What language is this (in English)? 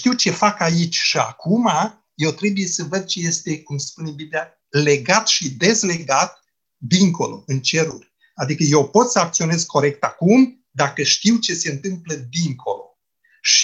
Romanian